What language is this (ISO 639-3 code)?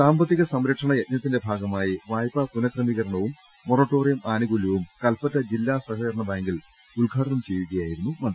mal